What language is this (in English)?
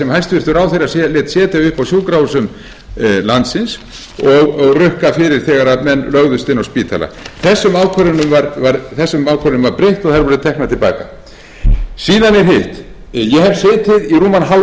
Icelandic